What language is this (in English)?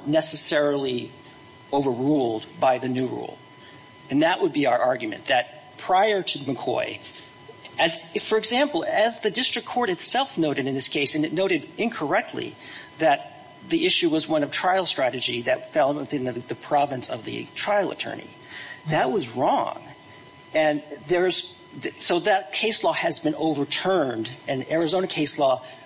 English